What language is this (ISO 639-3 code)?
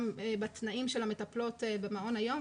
heb